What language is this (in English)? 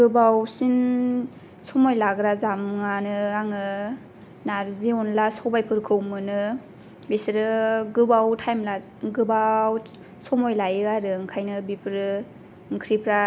Bodo